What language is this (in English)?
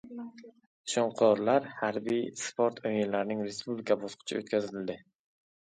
Uzbek